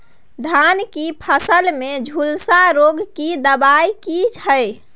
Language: Maithili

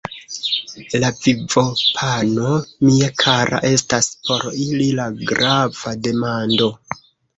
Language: Esperanto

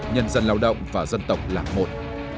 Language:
Vietnamese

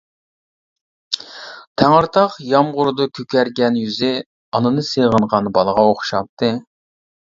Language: Uyghur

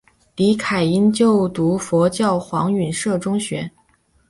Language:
Chinese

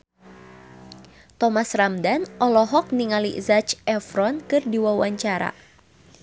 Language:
Sundanese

